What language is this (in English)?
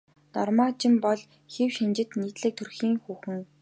Mongolian